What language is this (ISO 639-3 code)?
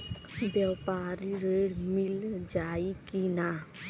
bho